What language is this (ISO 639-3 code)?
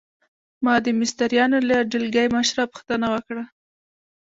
pus